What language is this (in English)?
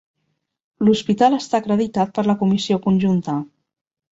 Catalan